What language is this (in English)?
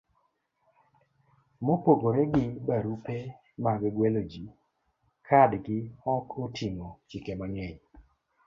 Luo (Kenya and Tanzania)